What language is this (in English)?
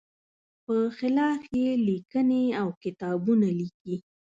Pashto